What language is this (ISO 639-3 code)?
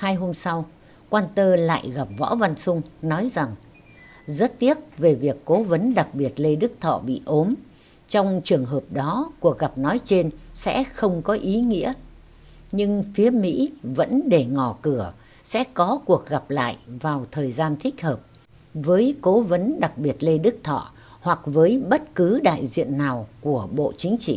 vie